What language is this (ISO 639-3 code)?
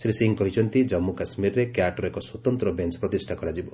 ori